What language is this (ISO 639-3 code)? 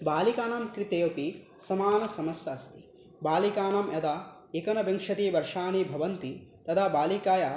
san